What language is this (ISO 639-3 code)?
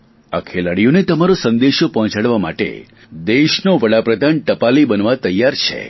guj